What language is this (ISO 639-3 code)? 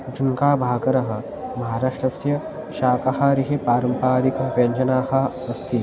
san